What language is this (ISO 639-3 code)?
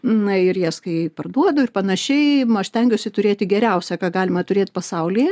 lit